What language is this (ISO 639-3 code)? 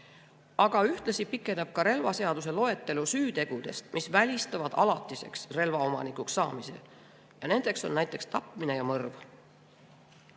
est